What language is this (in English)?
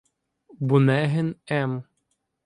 Ukrainian